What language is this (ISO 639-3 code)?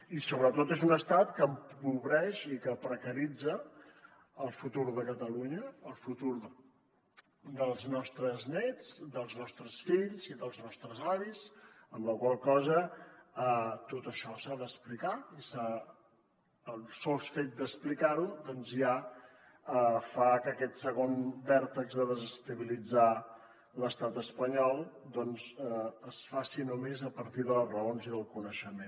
cat